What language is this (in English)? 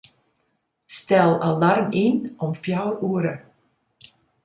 Western Frisian